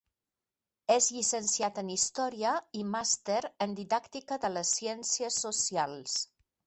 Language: Catalan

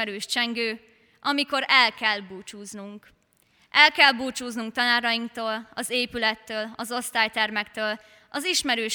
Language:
Hungarian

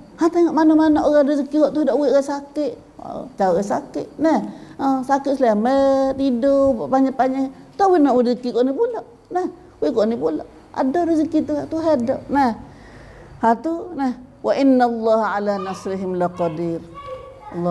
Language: Malay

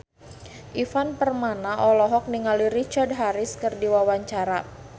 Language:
Sundanese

